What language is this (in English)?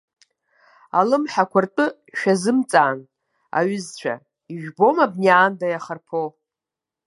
Abkhazian